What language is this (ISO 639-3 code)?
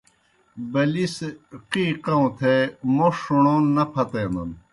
plk